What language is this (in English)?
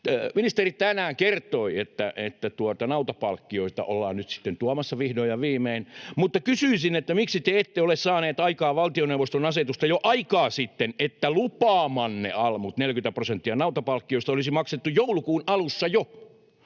Finnish